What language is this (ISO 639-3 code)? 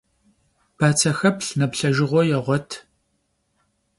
kbd